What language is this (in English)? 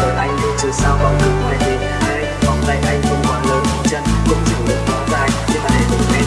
Vietnamese